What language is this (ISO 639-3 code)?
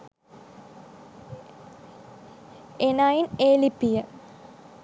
sin